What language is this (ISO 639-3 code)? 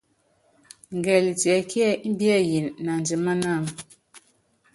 yav